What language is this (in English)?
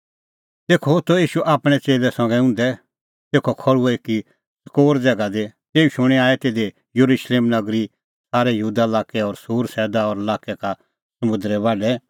Kullu Pahari